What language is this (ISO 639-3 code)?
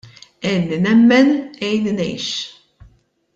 mlt